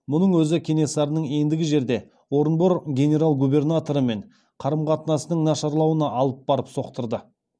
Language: Kazakh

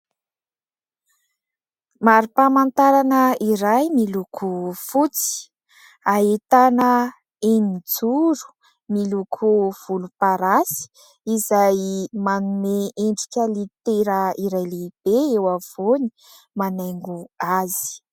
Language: Malagasy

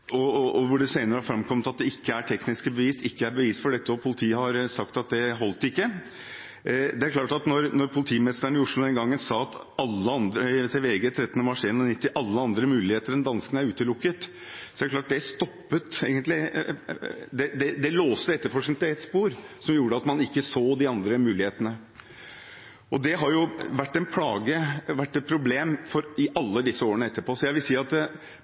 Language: Norwegian Bokmål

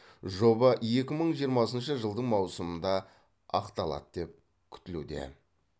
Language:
Kazakh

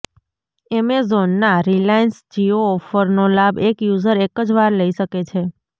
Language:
Gujarati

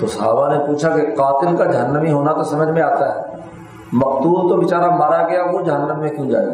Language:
Urdu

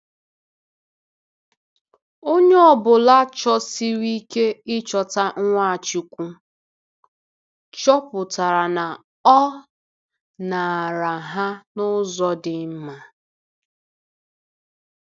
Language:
Igbo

